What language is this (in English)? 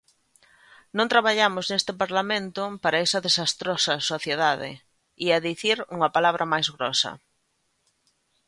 Galician